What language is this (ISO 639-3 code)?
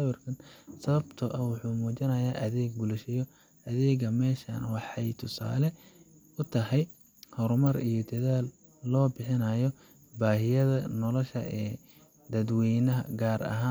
som